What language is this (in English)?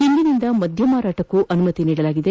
Kannada